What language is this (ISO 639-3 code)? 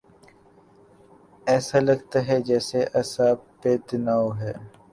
urd